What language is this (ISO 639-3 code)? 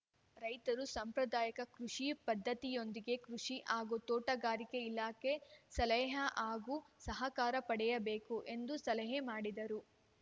kan